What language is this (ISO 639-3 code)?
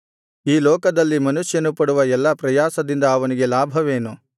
kan